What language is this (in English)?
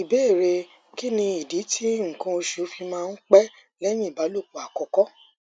Yoruba